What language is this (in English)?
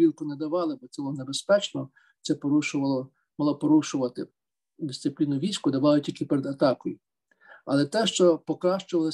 Ukrainian